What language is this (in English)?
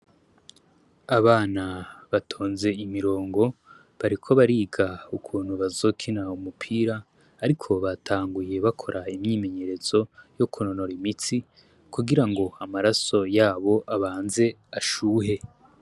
Rundi